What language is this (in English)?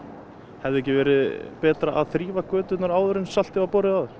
Icelandic